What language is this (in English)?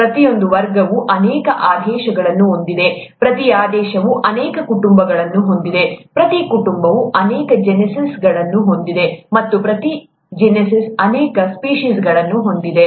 Kannada